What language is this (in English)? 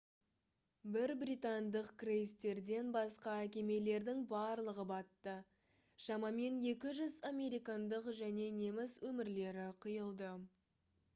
Kazakh